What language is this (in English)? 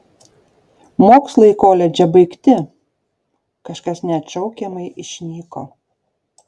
Lithuanian